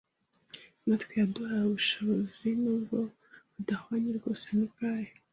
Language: Kinyarwanda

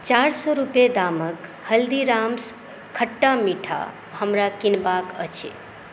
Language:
Maithili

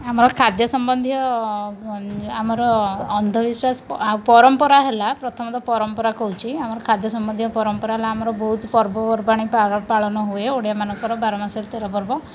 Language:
Odia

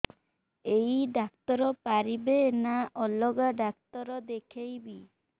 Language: Odia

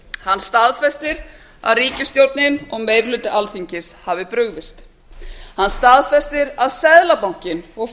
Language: Icelandic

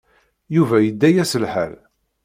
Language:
Kabyle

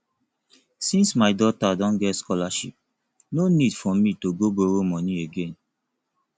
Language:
Nigerian Pidgin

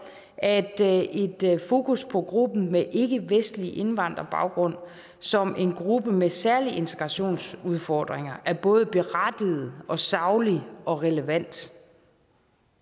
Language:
Danish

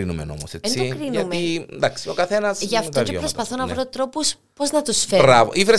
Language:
Greek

